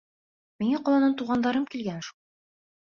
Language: Bashkir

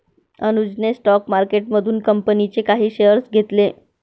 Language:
Marathi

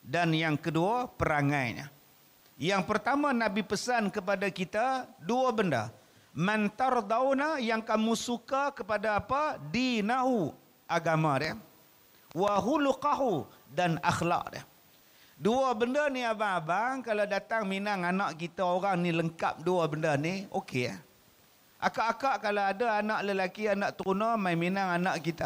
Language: Malay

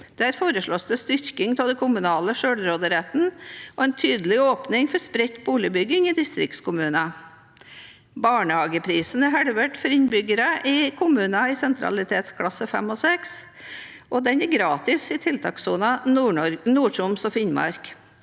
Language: Norwegian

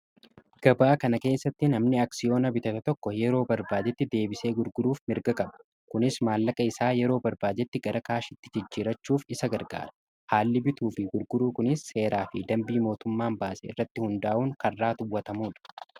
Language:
Oromo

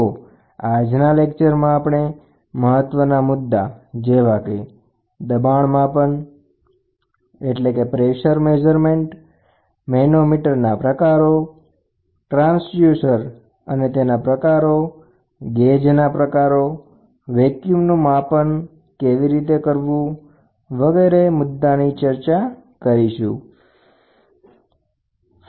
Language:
Gujarati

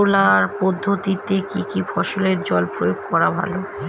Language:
Bangla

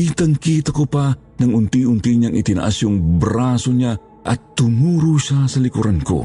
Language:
Filipino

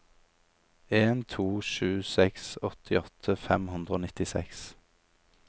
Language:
Norwegian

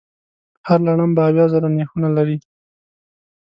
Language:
Pashto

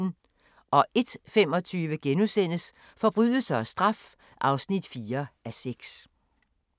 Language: Danish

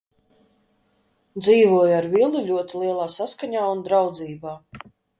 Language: Latvian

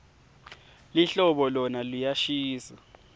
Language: Swati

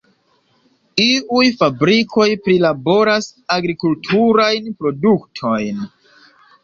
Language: Esperanto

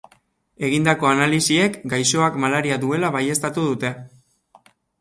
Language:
Basque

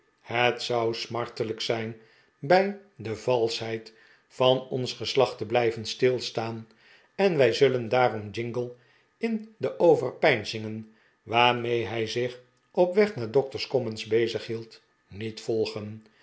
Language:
Dutch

